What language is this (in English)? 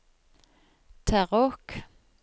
Norwegian